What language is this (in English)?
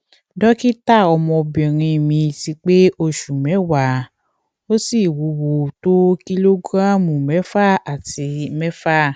Yoruba